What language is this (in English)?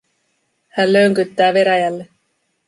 Finnish